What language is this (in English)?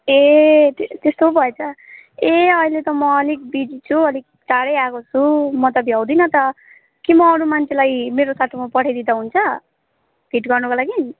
Nepali